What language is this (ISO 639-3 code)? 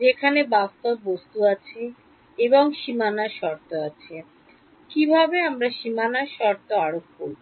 ben